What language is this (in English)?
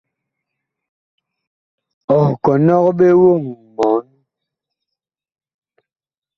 Bakoko